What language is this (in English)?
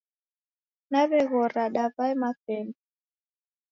Taita